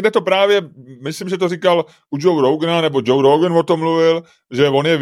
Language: Czech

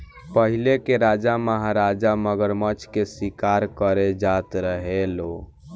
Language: Bhojpuri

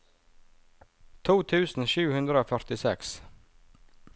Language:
Norwegian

